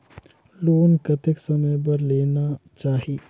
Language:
Chhattisgarhi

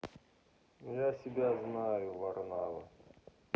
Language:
Russian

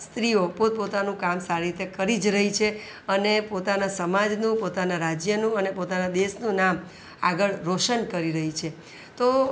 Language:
Gujarati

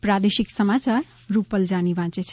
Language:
Gujarati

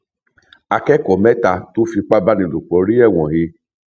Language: Yoruba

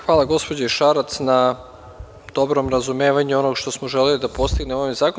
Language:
Serbian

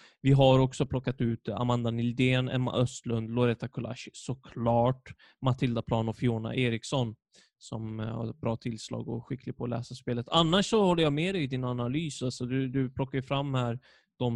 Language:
Swedish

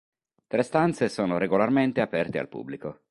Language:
Italian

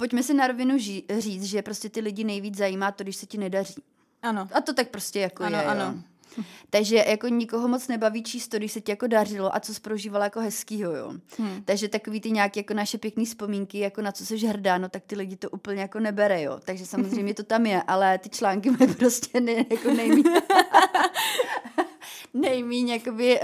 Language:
Czech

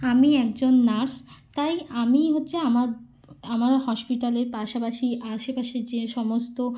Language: Bangla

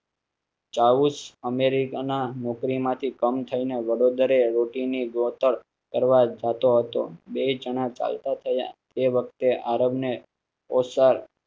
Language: Gujarati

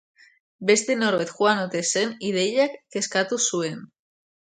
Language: Basque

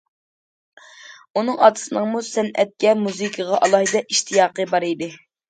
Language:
Uyghur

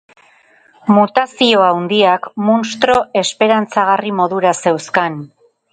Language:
Basque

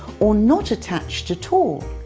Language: English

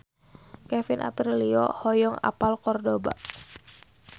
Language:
Sundanese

